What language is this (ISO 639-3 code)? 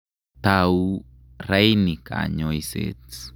kln